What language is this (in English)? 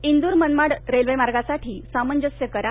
Marathi